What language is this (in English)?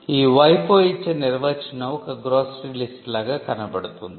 Telugu